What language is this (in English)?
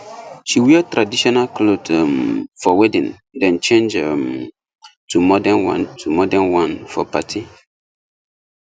Nigerian Pidgin